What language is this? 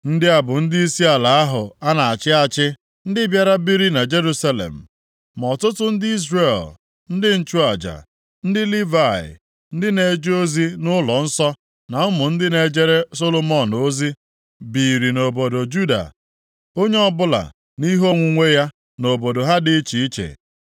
Igbo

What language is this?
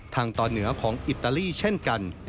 Thai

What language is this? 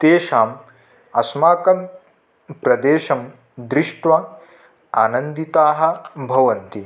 Sanskrit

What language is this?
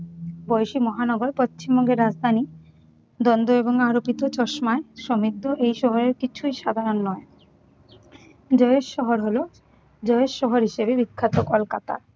Bangla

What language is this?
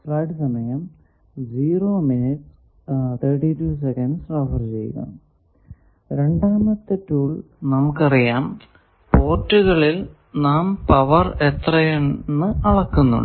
Malayalam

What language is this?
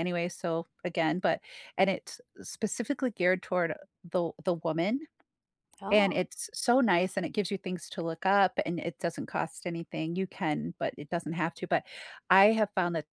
English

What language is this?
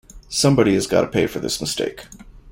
English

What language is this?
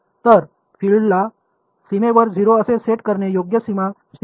Marathi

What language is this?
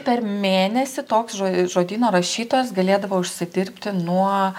Lithuanian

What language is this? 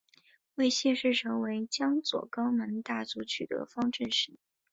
Chinese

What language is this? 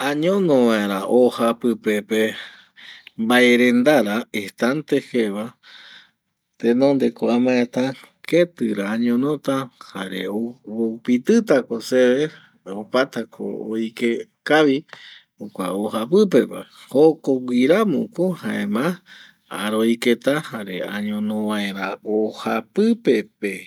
Eastern Bolivian Guaraní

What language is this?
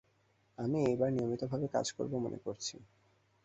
Bangla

